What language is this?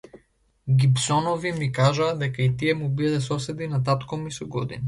Macedonian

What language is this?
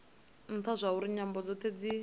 Venda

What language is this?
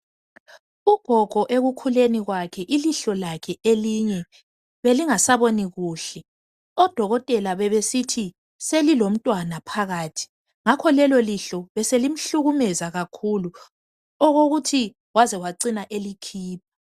North Ndebele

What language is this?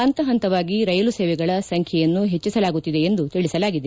Kannada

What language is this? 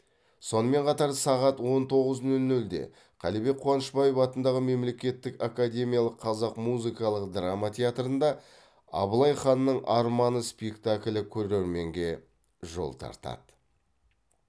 Kazakh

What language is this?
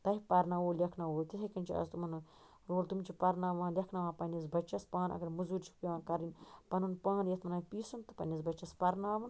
Kashmiri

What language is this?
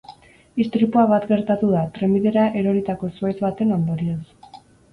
Basque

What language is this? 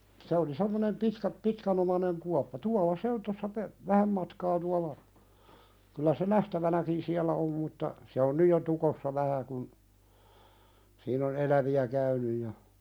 Finnish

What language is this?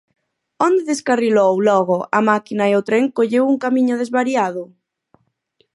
Galician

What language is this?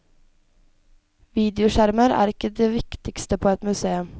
Norwegian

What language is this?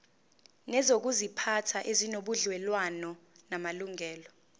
Zulu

